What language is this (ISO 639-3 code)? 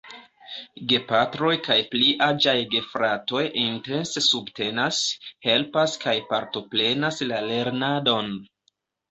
epo